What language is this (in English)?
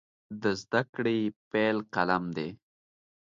Pashto